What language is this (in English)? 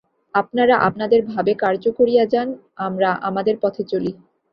Bangla